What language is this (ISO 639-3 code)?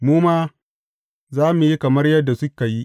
hau